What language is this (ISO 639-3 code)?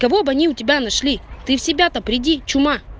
rus